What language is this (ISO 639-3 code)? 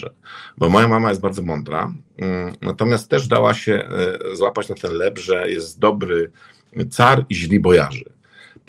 pol